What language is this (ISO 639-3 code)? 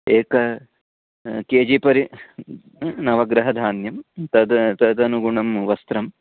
san